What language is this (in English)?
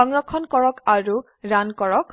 Assamese